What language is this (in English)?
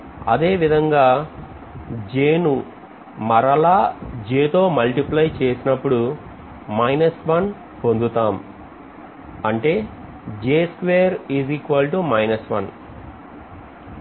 Telugu